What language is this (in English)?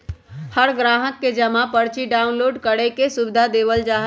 Magahi